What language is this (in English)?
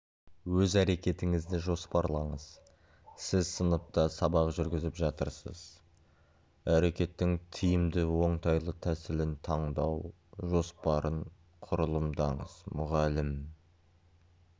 Kazakh